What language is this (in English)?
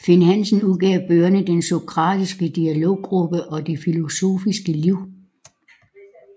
Danish